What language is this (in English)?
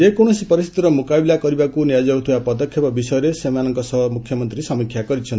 Odia